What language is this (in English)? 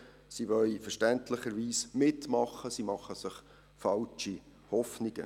Swiss German